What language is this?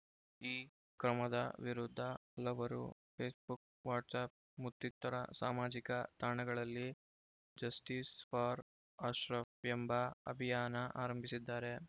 Kannada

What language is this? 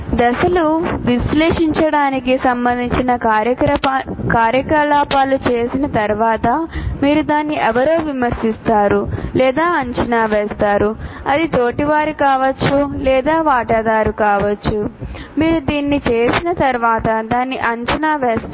Telugu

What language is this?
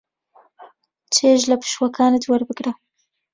Central Kurdish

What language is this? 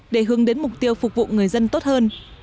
Vietnamese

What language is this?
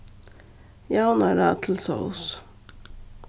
Faroese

